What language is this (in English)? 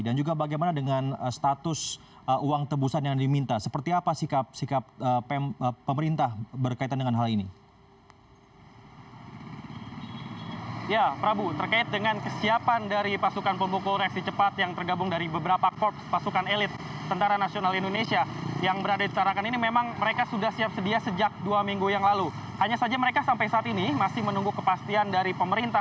Indonesian